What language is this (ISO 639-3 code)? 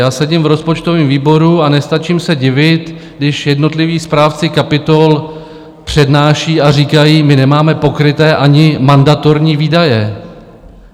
ces